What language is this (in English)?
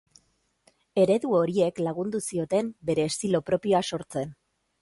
Basque